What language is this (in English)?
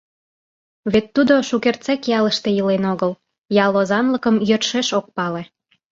Mari